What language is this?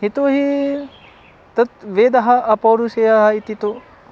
Sanskrit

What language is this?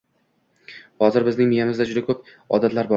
Uzbek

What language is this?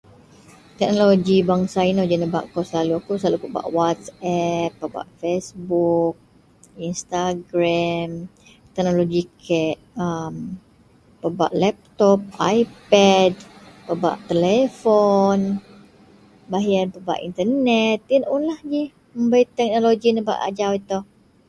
Central Melanau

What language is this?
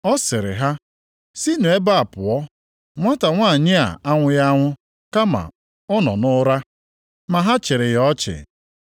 Igbo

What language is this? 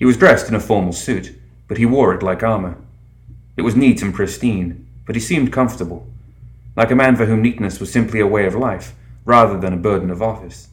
English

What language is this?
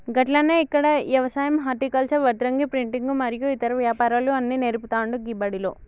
Telugu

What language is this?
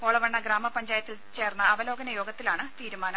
Malayalam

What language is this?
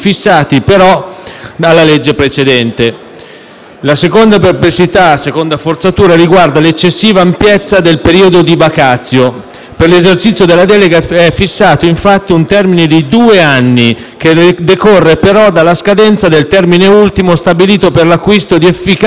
Italian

